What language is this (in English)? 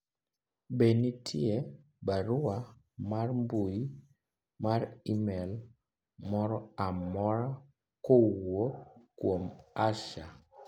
Luo (Kenya and Tanzania)